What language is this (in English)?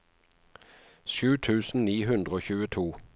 Norwegian